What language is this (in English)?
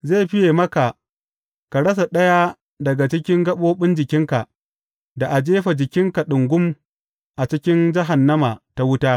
Hausa